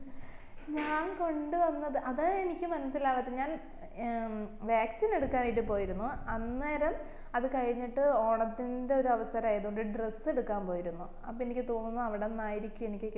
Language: Malayalam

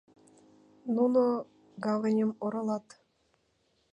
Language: Mari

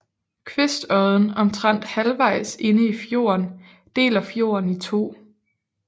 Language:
Danish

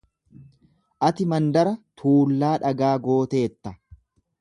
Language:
Oromo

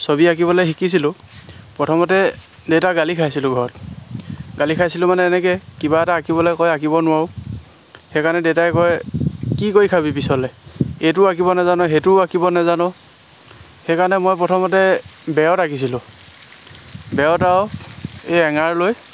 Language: Assamese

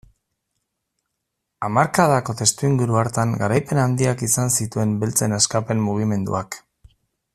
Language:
Basque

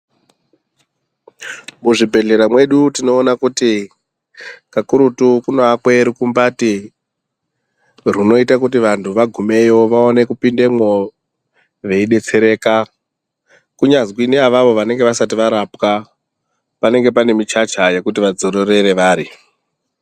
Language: Ndau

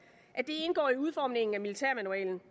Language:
Danish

